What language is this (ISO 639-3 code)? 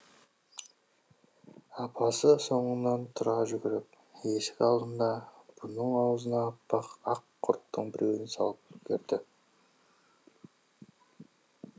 kaz